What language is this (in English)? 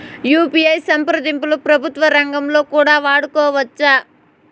Telugu